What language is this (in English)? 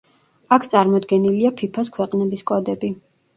Georgian